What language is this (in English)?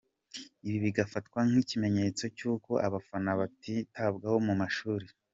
Kinyarwanda